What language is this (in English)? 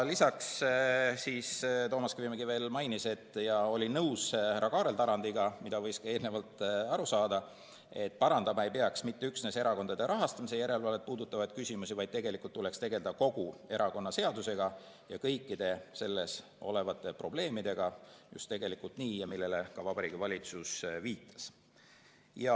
Estonian